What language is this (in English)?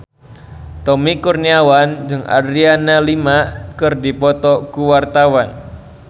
Sundanese